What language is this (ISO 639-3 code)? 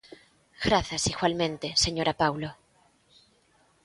glg